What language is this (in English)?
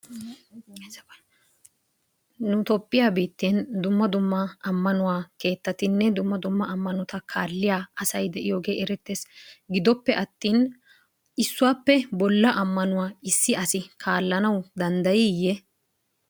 Wolaytta